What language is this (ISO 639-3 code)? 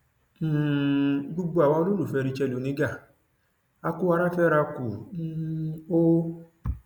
yor